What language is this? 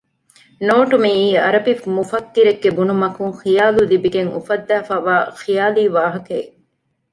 Divehi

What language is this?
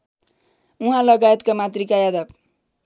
Nepali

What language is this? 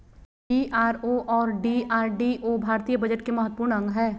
Magahi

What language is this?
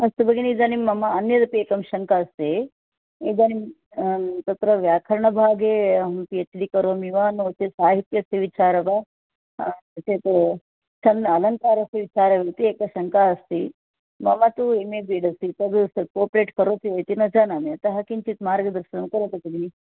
Sanskrit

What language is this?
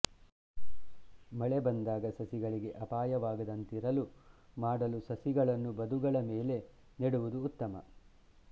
Kannada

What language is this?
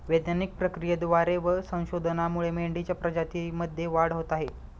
Marathi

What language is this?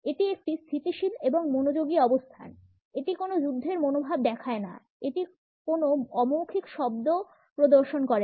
Bangla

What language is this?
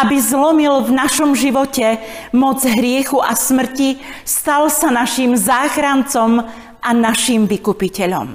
Slovak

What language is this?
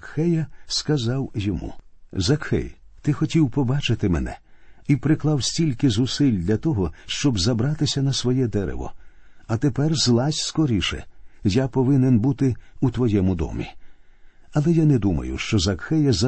Ukrainian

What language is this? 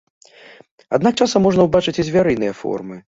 Belarusian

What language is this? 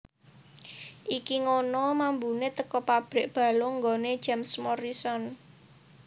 Javanese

